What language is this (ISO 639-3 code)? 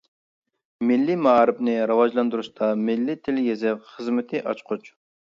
uig